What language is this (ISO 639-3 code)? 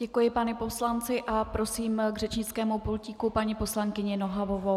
ces